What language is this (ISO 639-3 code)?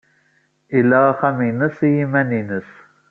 kab